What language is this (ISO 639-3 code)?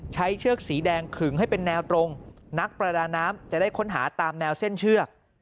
tha